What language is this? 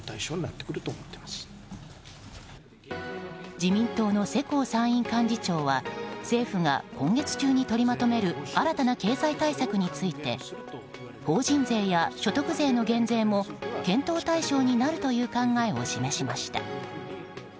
Japanese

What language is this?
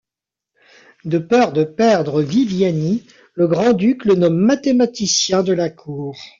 French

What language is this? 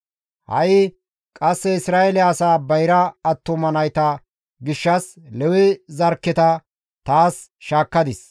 Gamo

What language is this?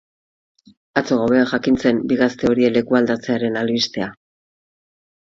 Basque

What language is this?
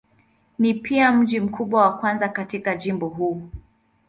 Swahili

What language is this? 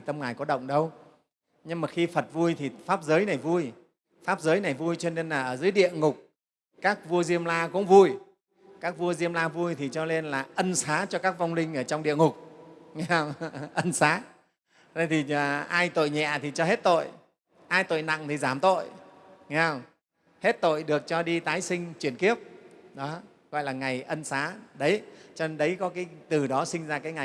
Vietnamese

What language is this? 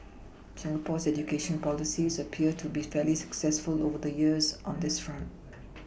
English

